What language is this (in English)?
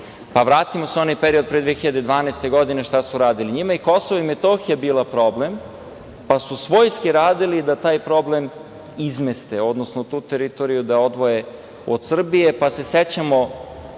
Serbian